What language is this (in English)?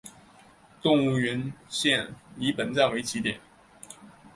Chinese